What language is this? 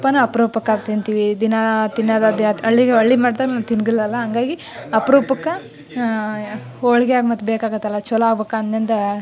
Kannada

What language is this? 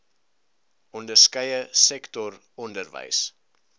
Afrikaans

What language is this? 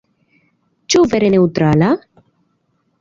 Esperanto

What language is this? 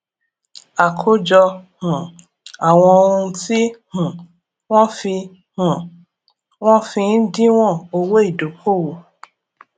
Yoruba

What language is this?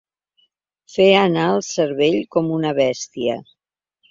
Catalan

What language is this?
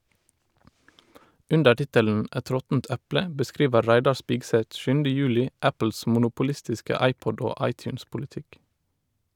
Norwegian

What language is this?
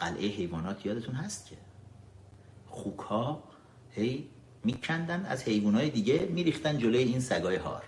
Persian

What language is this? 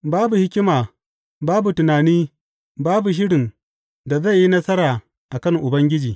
Hausa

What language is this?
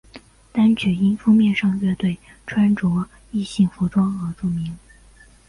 Chinese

